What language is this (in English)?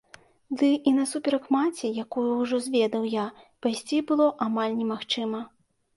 Belarusian